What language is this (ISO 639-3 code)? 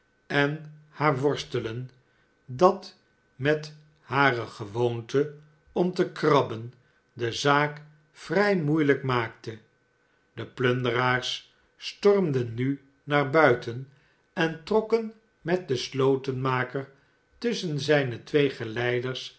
nld